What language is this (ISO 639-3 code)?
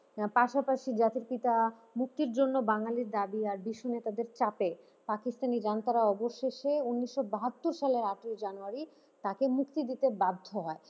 ben